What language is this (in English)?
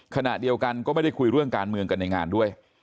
Thai